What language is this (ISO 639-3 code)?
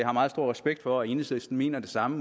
dan